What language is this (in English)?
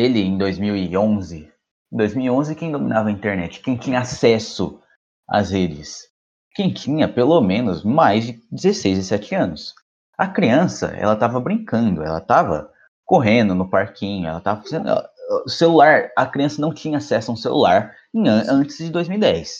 Portuguese